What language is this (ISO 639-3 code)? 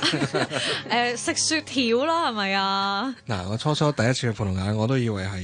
zho